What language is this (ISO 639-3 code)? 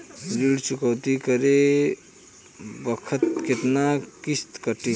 bho